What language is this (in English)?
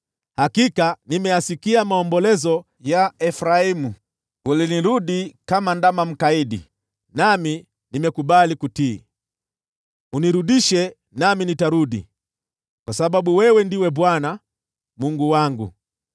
Swahili